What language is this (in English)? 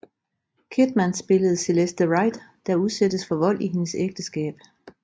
Danish